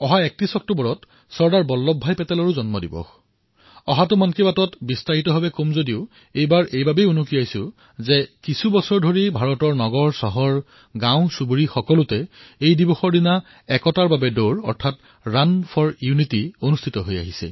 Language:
Assamese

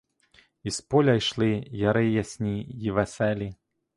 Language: Ukrainian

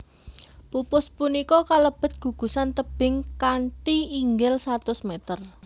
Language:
Javanese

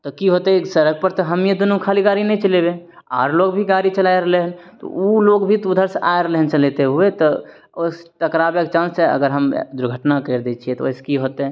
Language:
Maithili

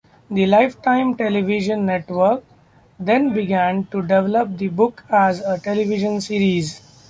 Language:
English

